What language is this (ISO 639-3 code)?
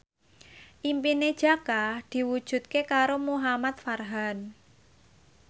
jav